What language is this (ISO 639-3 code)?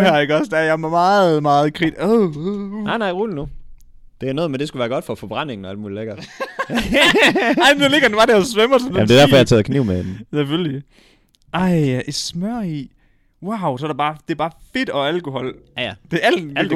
dan